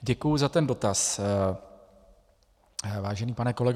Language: Czech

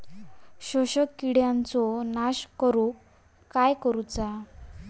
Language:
Marathi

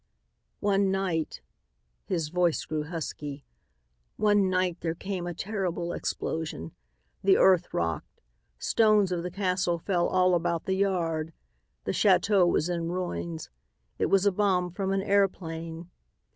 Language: English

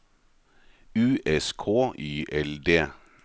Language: Norwegian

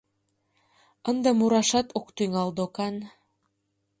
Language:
Mari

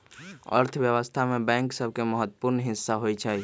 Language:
Magahi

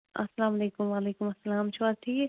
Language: Kashmiri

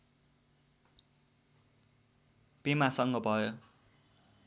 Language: Nepali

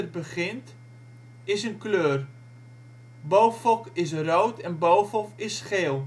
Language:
Dutch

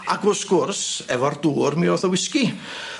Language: Welsh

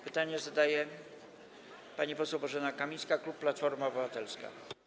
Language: Polish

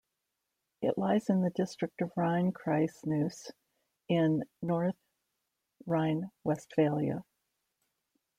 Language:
English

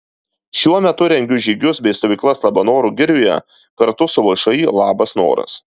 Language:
Lithuanian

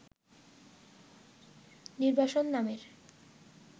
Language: Bangla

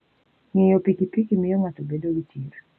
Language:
Luo (Kenya and Tanzania)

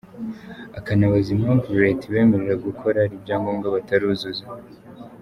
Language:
Kinyarwanda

